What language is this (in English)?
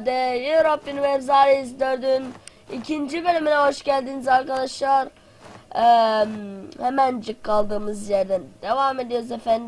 Turkish